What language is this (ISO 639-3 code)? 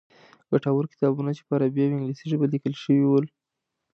pus